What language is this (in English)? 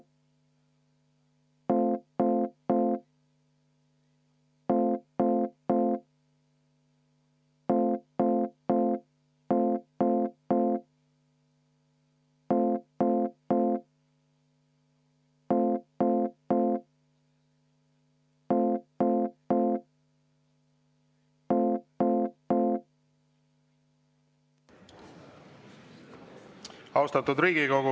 Estonian